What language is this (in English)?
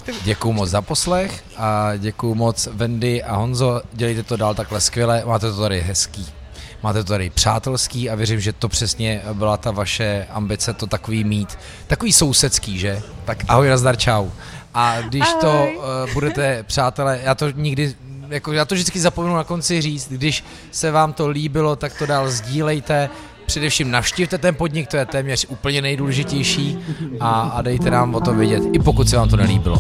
Czech